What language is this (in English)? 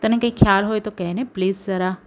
Gujarati